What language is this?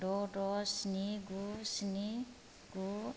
Bodo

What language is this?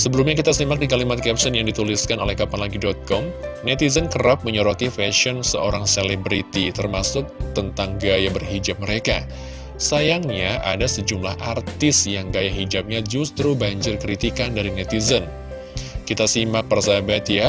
Indonesian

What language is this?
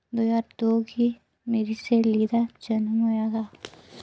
Dogri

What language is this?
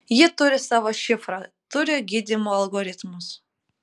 Lithuanian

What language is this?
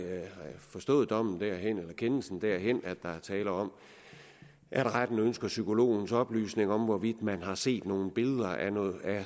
Danish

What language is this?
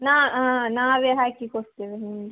Kannada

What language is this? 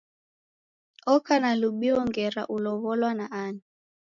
Taita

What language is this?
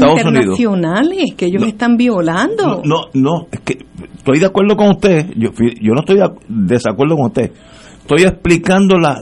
Spanish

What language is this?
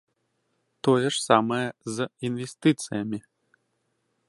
Belarusian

